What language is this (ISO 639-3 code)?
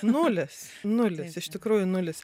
lit